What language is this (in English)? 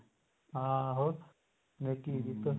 Punjabi